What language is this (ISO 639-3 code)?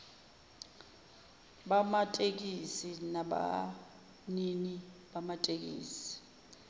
zul